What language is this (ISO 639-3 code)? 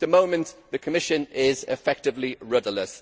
eng